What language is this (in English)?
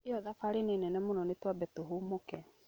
Kikuyu